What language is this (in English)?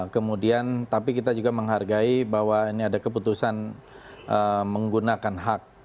Indonesian